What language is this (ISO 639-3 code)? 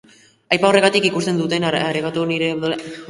eus